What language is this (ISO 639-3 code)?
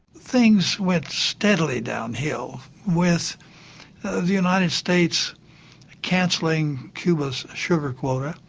eng